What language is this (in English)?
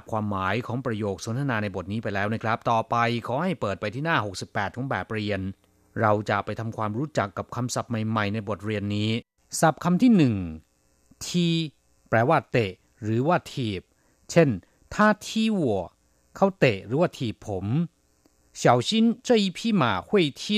Thai